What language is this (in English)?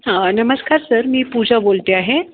Marathi